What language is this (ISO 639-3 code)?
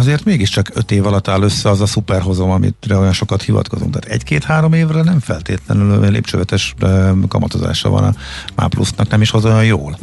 hun